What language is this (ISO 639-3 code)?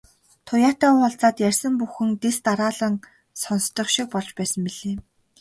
mon